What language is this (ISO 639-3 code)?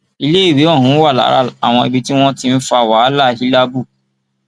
yor